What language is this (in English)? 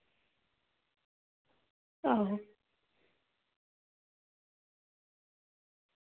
Dogri